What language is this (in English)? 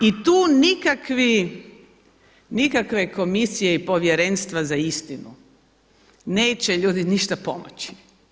Croatian